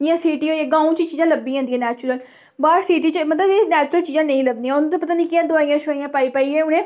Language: Dogri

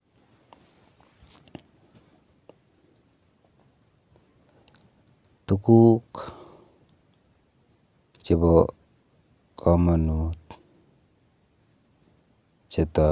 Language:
Kalenjin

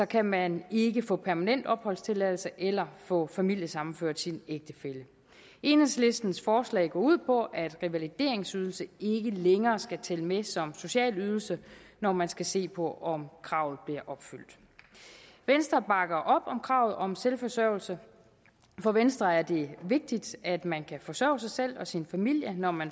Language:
Danish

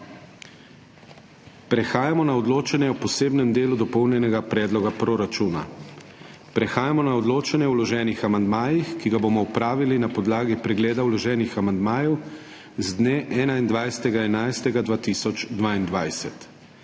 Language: Slovenian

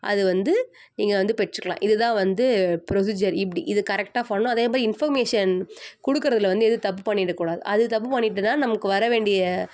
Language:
Tamil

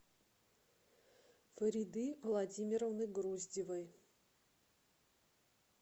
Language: Russian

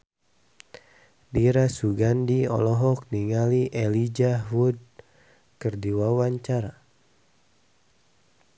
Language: Sundanese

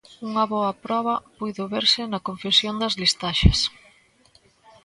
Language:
Galician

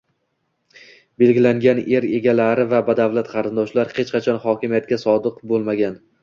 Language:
Uzbek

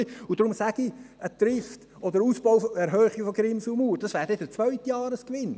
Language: Swiss German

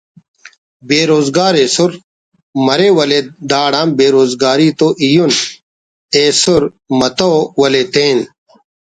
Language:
Brahui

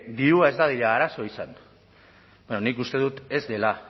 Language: Basque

